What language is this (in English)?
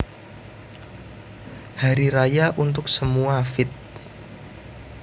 Javanese